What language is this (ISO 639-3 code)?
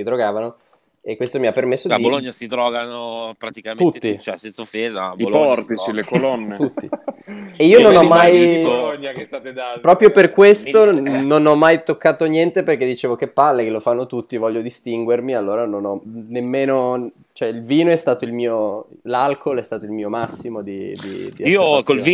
ita